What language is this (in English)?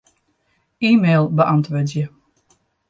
Western Frisian